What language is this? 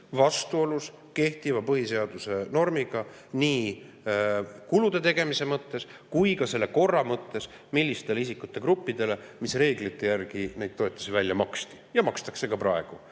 Estonian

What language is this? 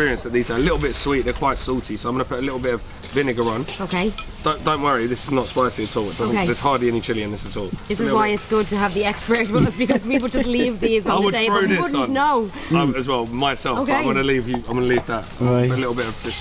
English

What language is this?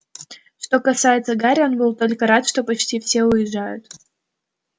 Russian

